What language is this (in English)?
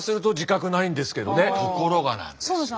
Japanese